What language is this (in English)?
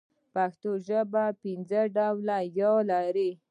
Pashto